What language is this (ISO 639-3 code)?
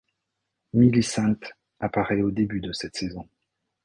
fra